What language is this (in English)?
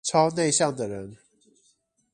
Chinese